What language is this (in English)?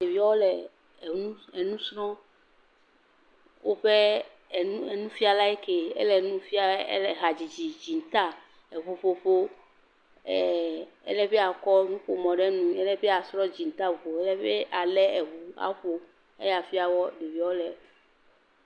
Ewe